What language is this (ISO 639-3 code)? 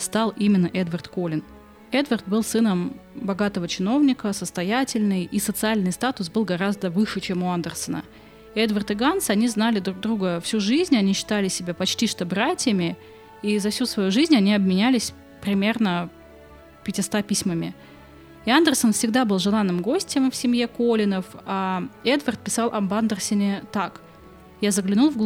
rus